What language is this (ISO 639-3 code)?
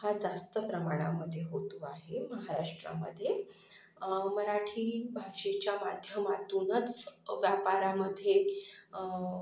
mar